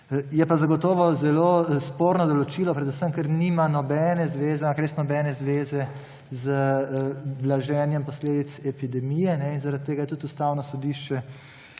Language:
Slovenian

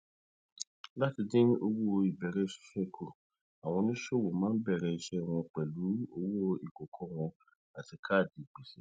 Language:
Yoruba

